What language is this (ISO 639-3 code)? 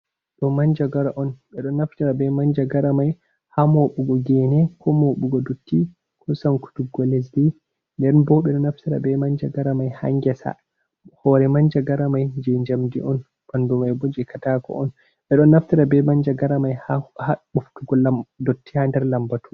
ful